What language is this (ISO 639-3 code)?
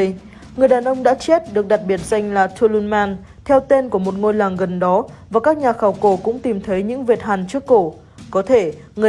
vie